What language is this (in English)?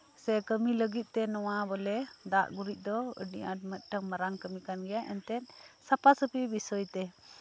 Santali